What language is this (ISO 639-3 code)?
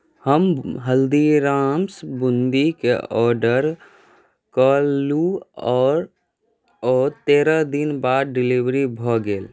mai